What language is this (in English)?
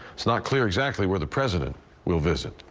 English